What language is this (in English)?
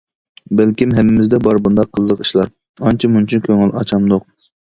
Uyghur